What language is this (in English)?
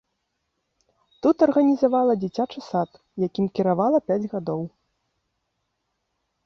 Belarusian